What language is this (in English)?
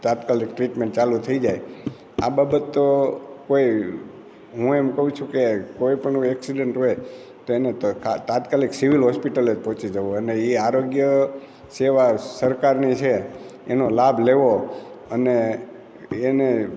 Gujarati